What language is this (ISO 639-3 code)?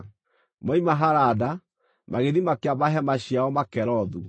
kik